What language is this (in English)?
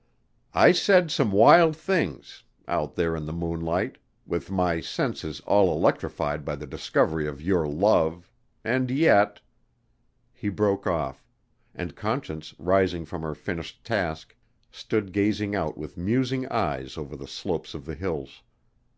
English